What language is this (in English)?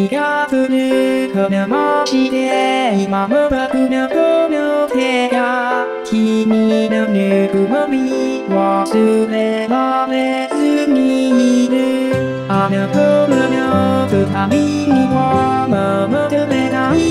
Thai